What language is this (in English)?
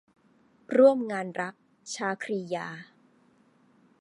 Thai